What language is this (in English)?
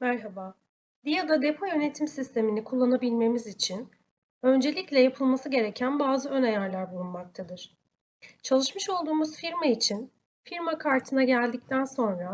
Turkish